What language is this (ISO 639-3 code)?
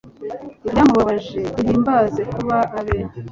kin